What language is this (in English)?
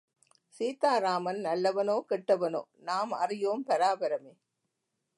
Tamil